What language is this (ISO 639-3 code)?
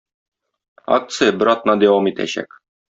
tat